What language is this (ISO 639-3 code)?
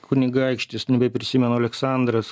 lit